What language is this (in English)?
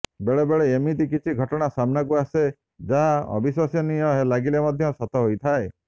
Odia